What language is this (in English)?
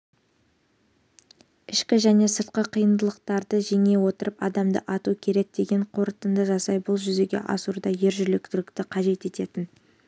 Kazakh